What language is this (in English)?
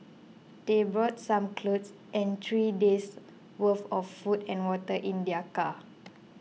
English